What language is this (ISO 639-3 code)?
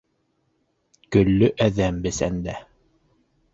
bak